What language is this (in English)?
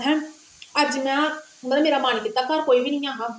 Dogri